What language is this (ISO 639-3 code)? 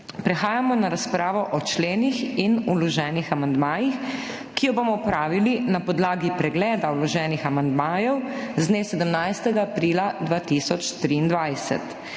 slv